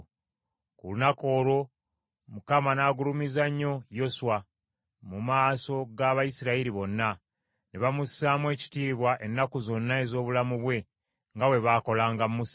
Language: Ganda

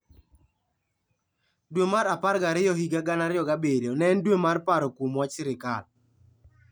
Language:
Luo (Kenya and Tanzania)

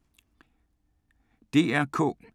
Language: Danish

